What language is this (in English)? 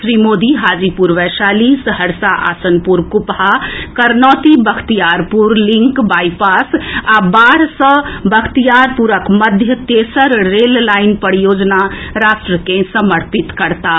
Maithili